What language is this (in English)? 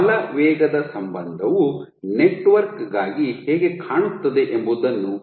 Kannada